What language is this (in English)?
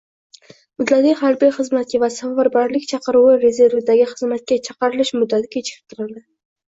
Uzbek